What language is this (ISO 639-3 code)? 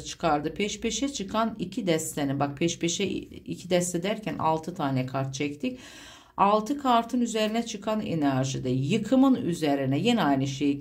tur